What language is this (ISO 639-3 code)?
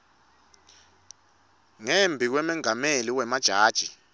ssw